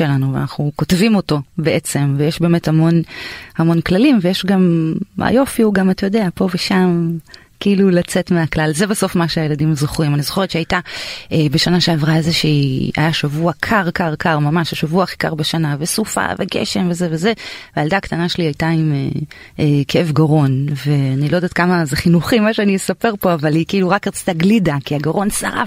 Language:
Hebrew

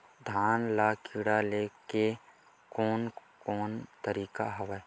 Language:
Chhattisgarhi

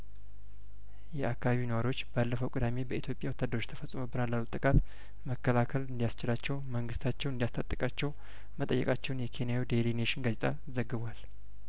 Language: Amharic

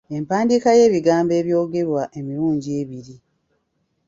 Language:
Ganda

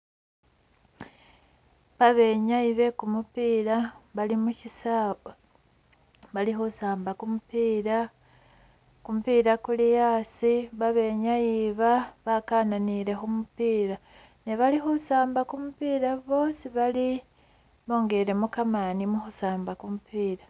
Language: Masaaba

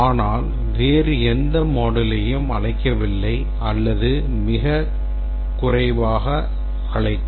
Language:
Tamil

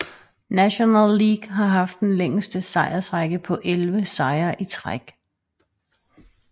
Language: Danish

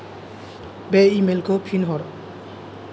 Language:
Bodo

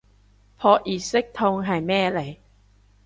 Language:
Cantonese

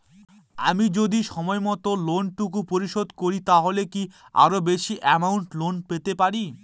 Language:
Bangla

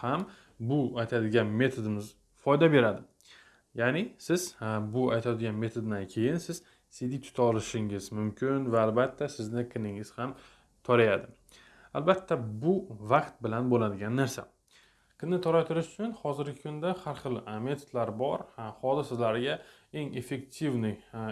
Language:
Uzbek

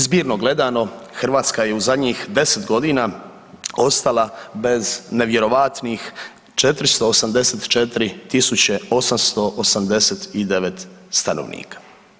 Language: Croatian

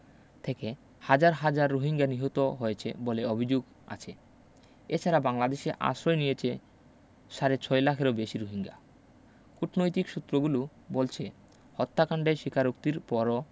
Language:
Bangla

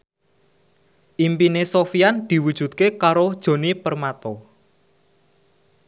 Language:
Javanese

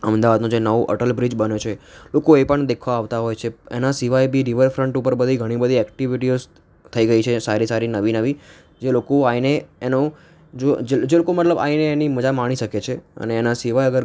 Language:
Gujarati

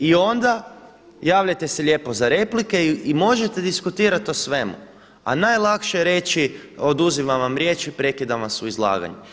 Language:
Croatian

